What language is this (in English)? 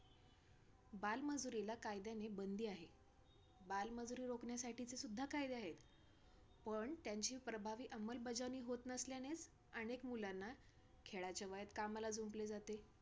Marathi